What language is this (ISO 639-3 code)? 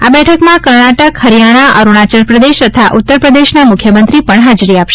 guj